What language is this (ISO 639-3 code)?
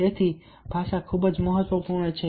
guj